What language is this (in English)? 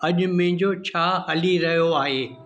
Sindhi